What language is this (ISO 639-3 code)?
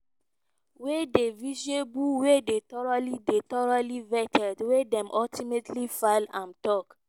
pcm